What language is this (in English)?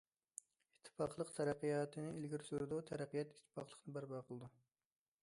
Uyghur